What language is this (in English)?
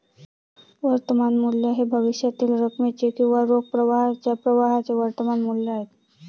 Marathi